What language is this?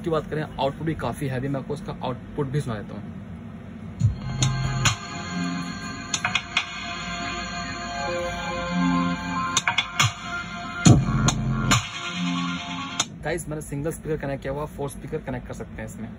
Hindi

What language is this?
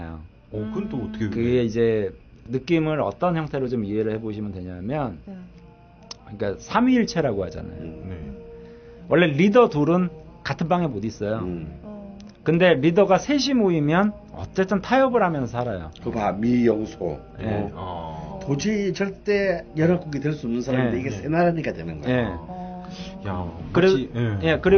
Korean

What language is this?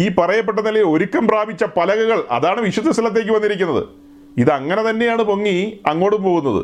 Malayalam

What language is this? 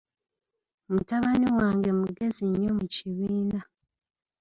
Ganda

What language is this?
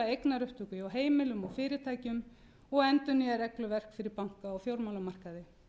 Icelandic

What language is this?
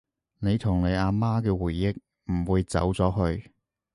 Cantonese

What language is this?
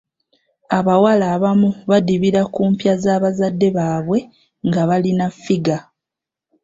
Ganda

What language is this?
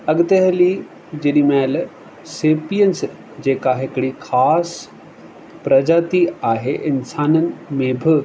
Sindhi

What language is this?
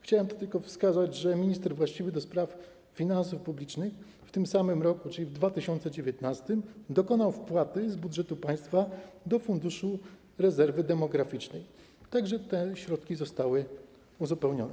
Polish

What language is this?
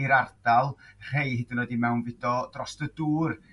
Welsh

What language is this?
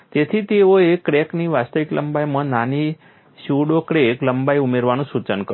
Gujarati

